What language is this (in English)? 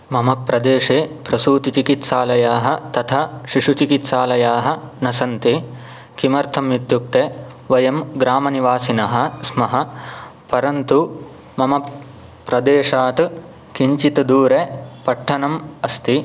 Sanskrit